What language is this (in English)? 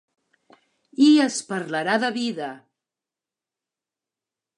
Catalan